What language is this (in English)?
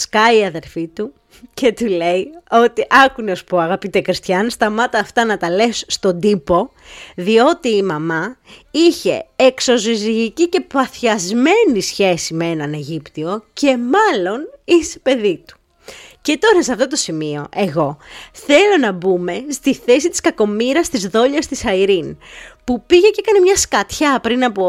Greek